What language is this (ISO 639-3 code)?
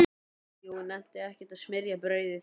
isl